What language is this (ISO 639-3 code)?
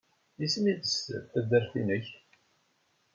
kab